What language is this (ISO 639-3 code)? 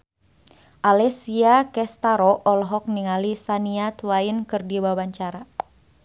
sun